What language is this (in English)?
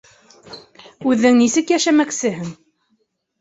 Bashkir